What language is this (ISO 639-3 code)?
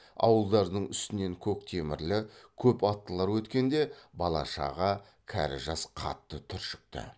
kaz